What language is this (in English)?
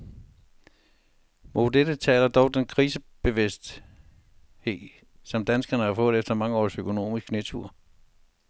Danish